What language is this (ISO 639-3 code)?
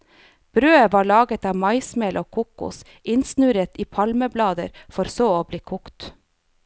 nor